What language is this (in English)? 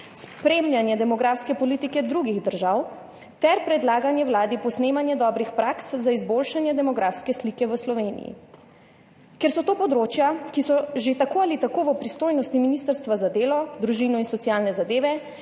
Slovenian